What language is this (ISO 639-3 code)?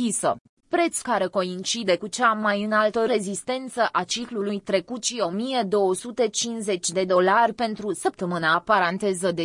ron